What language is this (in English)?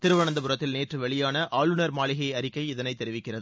Tamil